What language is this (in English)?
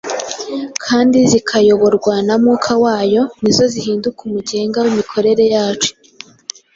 Kinyarwanda